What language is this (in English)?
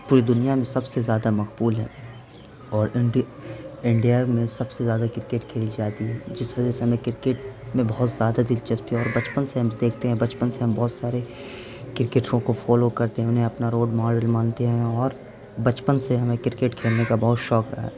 Urdu